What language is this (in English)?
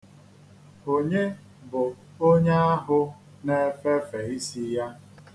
Igbo